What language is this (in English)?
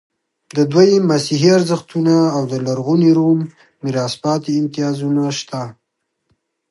Pashto